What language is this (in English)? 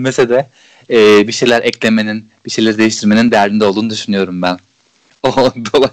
Turkish